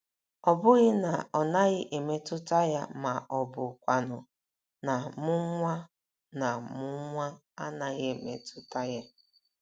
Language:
Igbo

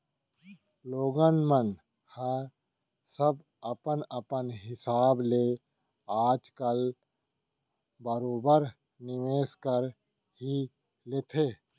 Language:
Chhattisgarhi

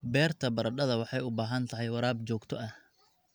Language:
Somali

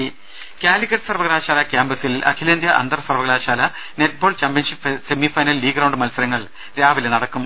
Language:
Malayalam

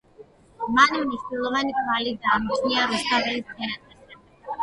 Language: Georgian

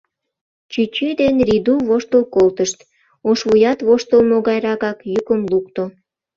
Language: Mari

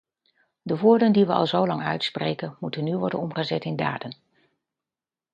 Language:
Dutch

